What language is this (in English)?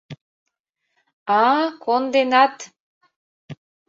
Mari